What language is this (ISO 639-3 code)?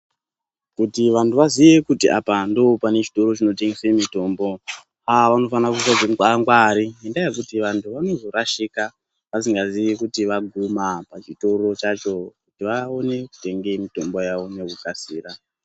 ndc